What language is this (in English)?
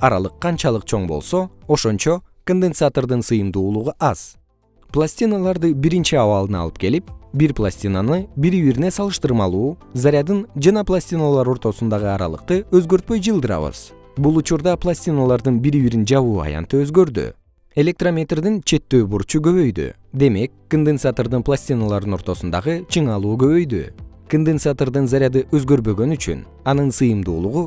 Kyrgyz